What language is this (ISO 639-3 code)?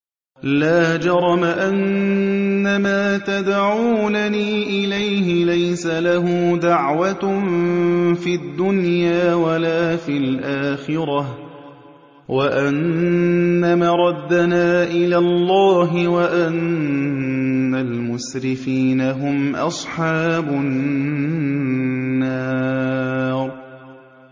ara